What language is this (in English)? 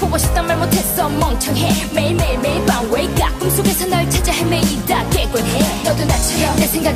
Vietnamese